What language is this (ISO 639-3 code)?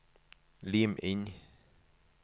nor